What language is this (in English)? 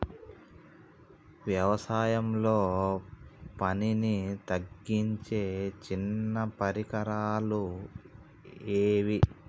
Telugu